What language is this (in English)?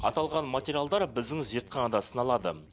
Kazakh